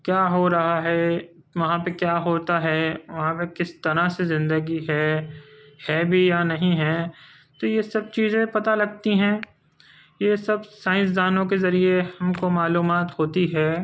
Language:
Urdu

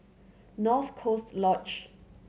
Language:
English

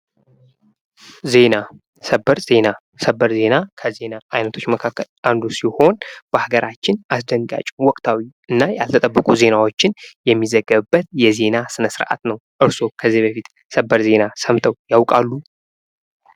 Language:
Amharic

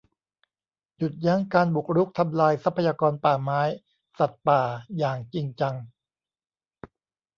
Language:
Thai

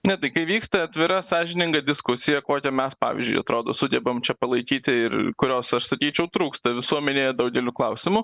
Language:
Lithuanian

